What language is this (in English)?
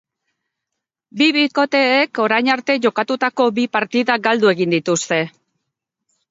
Basque